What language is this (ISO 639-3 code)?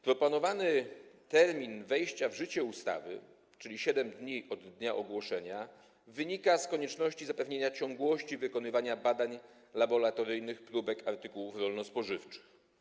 pol